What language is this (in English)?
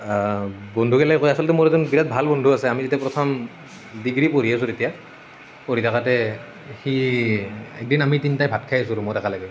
Assamese